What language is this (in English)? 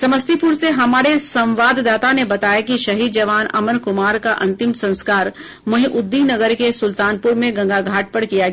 Hindi